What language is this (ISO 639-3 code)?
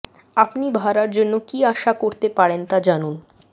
ben